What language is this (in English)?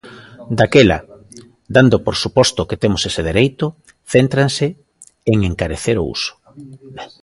Galician